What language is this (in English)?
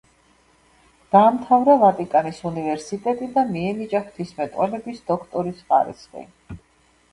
Georgian